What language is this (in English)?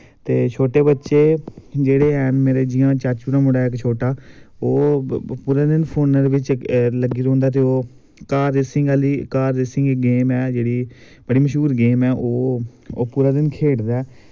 Dogri